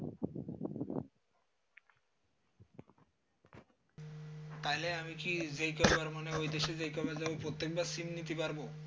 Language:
Bangla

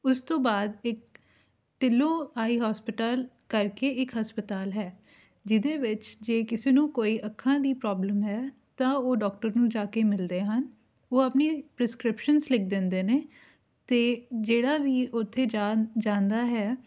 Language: Punjabi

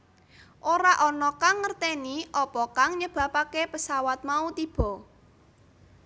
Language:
Javanese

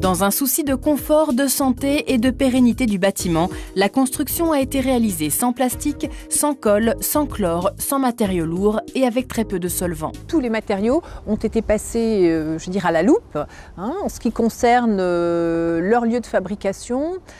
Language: French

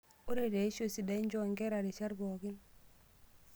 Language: Masai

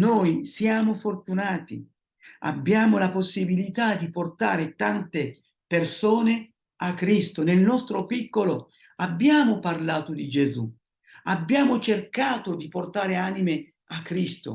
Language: Italian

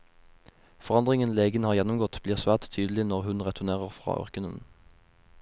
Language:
Norwegian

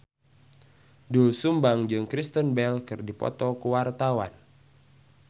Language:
Sundanese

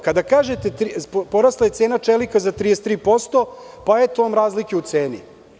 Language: Serbian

